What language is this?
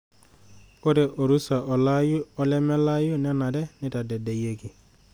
Masai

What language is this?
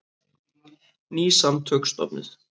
Icelandic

